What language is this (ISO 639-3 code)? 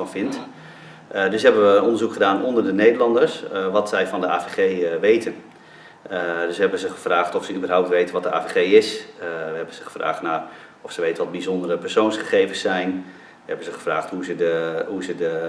nld